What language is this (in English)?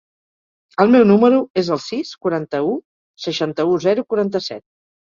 Catalan